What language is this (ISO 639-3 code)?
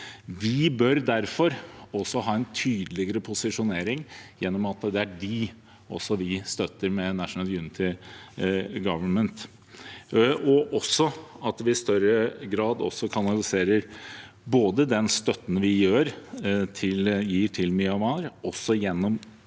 nor